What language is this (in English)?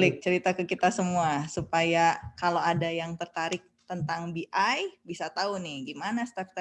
Indonesian